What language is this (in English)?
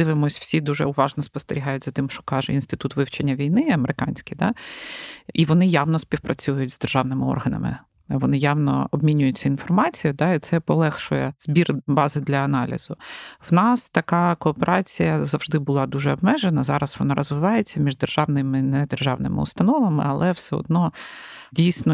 Ukrainian